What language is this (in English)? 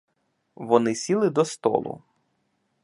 Ukrainian